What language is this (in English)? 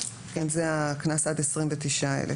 Hebrew